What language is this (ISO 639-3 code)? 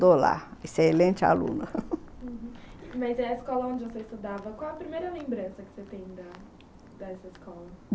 por